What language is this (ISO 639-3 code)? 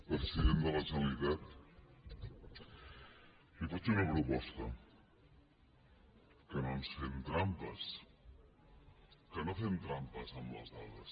cat